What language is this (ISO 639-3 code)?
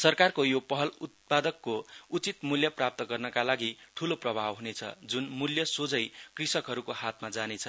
nep